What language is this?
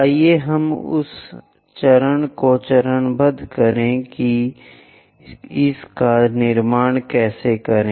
Hindi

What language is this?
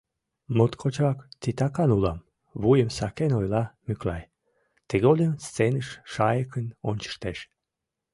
Mari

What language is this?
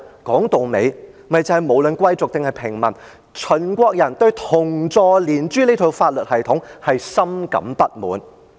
Cantonese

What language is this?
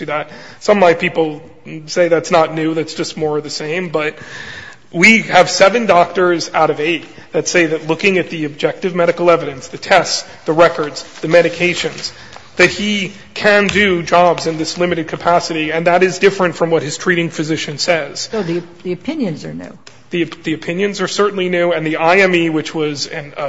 English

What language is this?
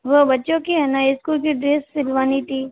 Hindi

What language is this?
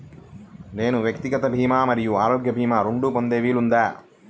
Telugu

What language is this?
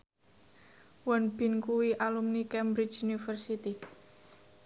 Javanese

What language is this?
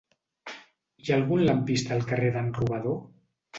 Catalan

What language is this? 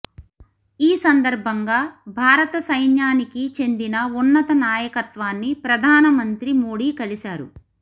Telugu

